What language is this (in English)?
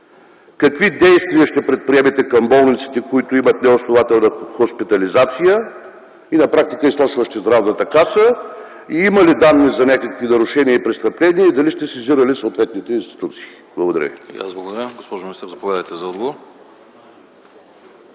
Bulgarian